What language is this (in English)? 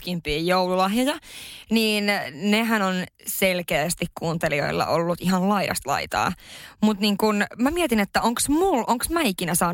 Finnish